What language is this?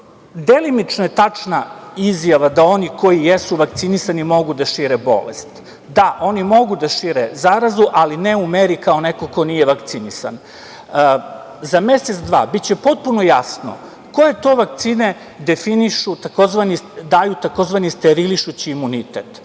Serbian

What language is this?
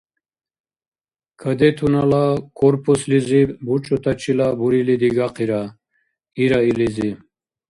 Dargwa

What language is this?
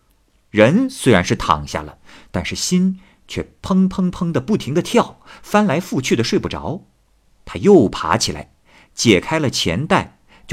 Chinese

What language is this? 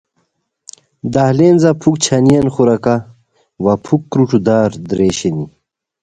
Khowar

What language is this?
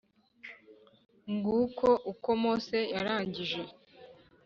Kinyarwanda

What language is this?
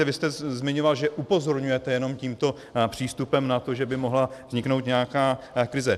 Czech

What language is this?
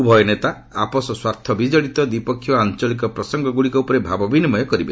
Odia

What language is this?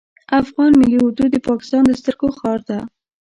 Pashto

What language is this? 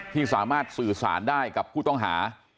Thai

